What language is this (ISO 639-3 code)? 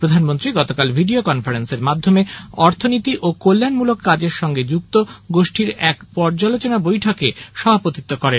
ben